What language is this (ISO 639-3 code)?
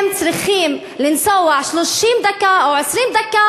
heb